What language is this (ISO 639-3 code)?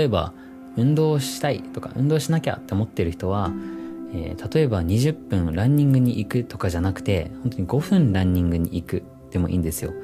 jpn